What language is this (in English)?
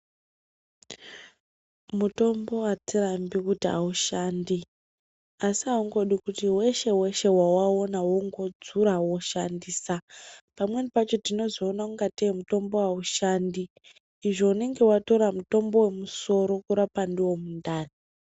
Ndau